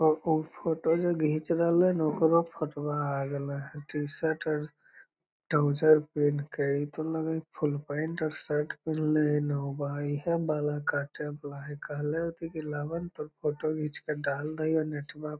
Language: Magahi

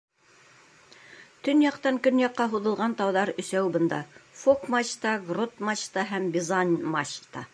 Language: Bashkir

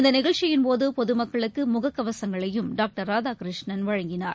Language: Tamil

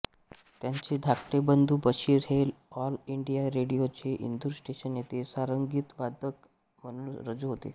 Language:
Marathi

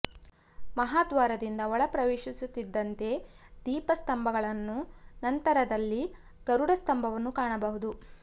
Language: Kannada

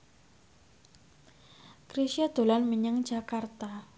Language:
Javanese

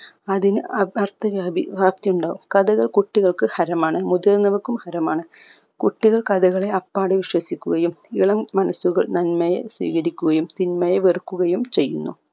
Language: Malayalam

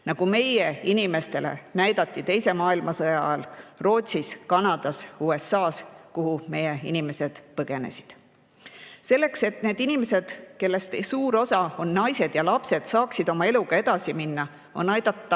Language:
Estonian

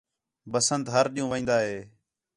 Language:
Khetrani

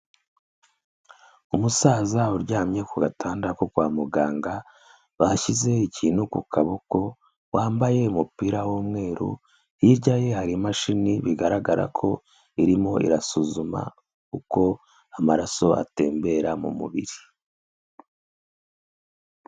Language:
Kinyarwanda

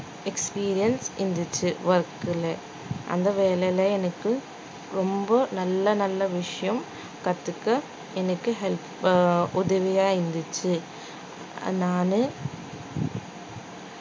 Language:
Tamil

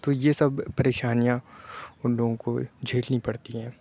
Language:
Urdu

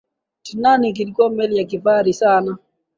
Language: Swahili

